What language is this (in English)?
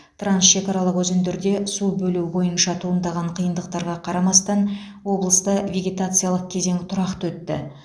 Kazakh